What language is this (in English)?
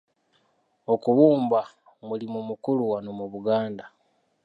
Ganda